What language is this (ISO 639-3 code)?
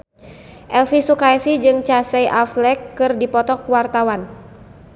sun